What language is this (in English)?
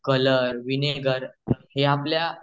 Marathi